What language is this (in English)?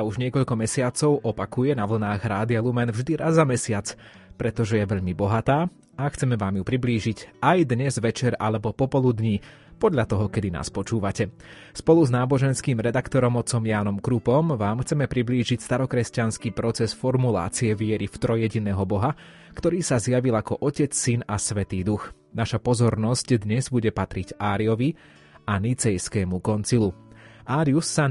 Slovak